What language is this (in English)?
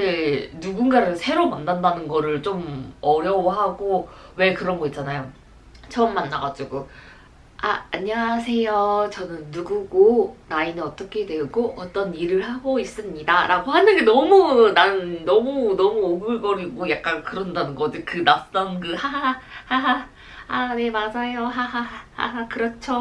Korean